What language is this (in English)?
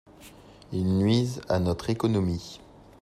French